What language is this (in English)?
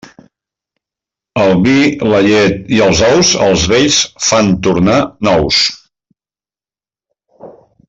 Catalan